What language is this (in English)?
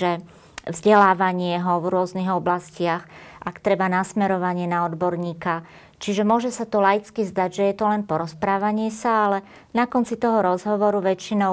Slovak